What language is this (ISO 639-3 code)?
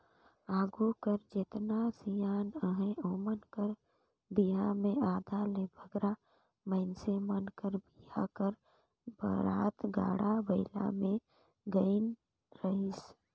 hne